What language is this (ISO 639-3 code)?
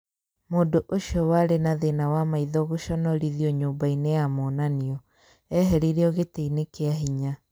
kik